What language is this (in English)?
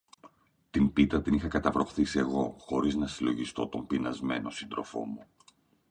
Greek